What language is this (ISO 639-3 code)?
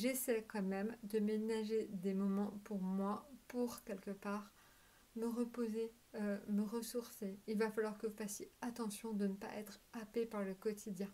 fra